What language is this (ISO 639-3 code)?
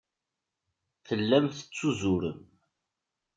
kab